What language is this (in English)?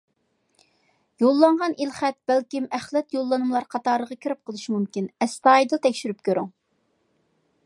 Uyghur